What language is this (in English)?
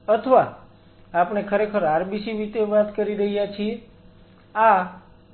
Gujarati